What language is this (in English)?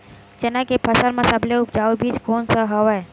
Chhattisgarhi